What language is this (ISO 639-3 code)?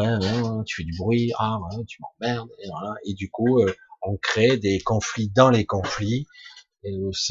fra